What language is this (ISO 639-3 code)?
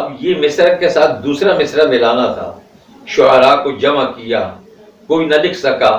hin